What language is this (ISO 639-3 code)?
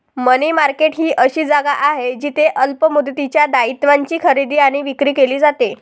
mar